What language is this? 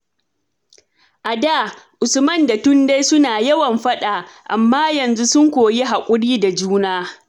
Hausa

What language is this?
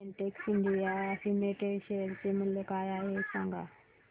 Marathi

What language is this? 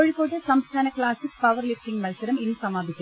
Malayalam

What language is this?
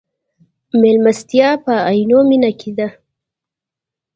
Pashto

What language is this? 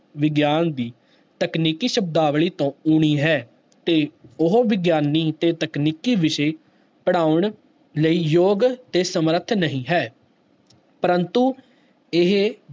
Punjabi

